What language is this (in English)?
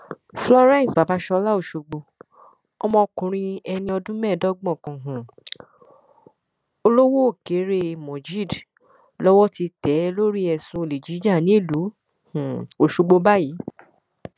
Yoruba